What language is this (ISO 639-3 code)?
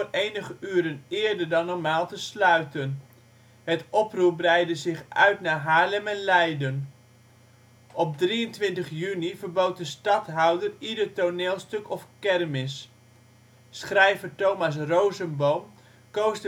nld